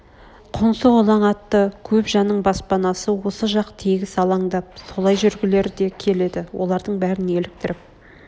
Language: Kazakh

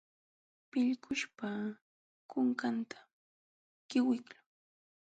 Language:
Jauja Wanca Quechua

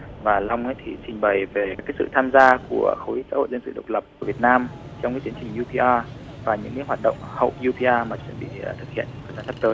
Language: Vietnamese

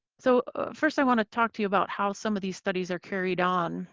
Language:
English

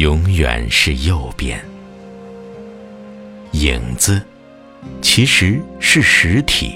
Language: Chinese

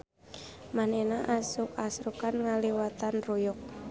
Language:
Sundanese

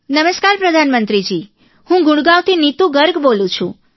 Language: Gujarati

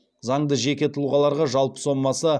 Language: Kazakh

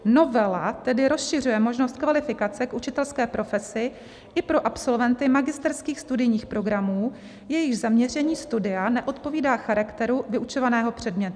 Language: Czech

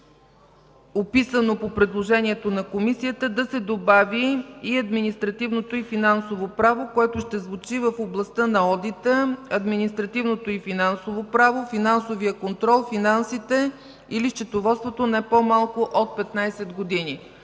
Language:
Bulgarian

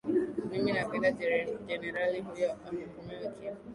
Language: Swahili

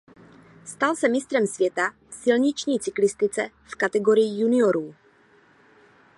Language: Czech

